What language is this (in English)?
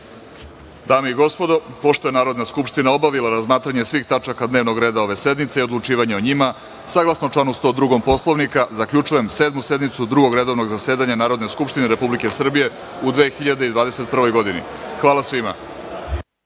Serbian